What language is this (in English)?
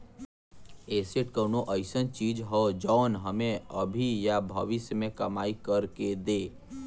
Bhojpuri